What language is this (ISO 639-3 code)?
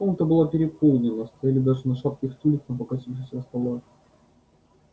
rus